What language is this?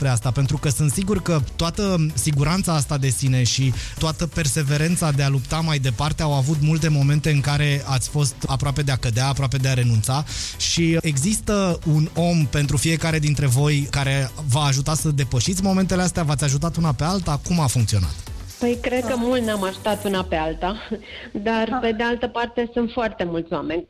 Romanian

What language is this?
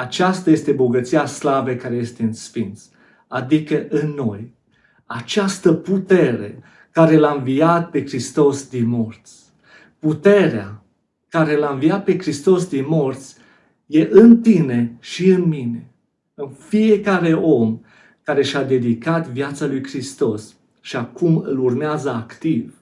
Romanian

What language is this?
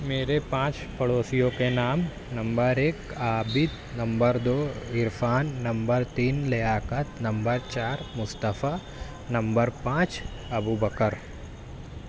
Urdu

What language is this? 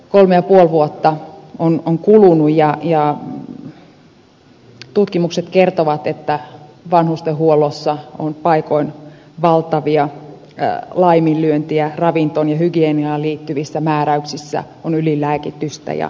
Finnish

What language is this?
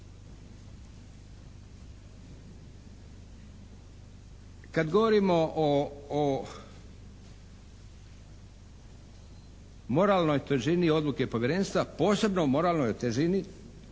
Croatian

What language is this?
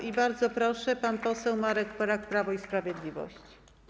Polish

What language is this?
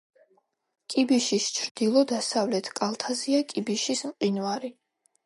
Georgian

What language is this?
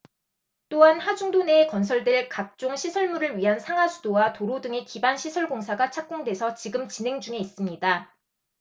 Korean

